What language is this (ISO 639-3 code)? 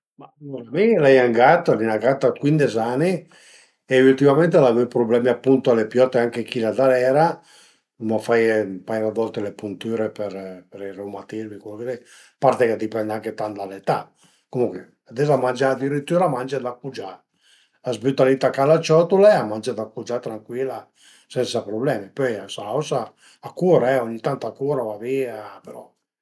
pms